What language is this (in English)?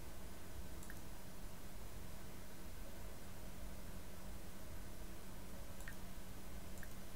Polish